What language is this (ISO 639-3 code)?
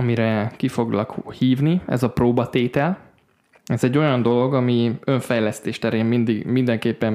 hun